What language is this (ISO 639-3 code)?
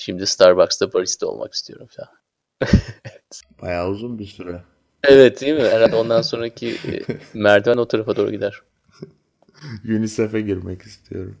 tur